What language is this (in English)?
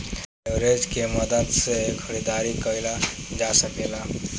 Bhojpuri